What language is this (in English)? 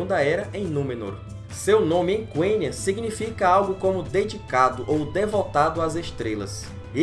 Portuguese